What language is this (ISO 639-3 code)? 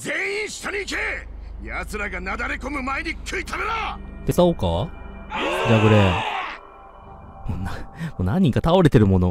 jpn